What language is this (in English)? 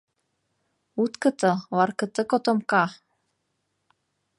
Mari